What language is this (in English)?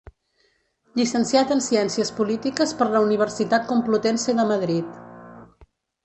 Catalan